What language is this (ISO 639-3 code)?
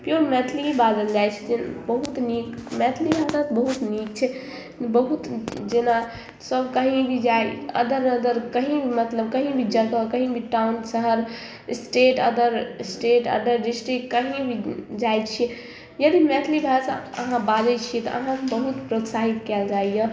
mai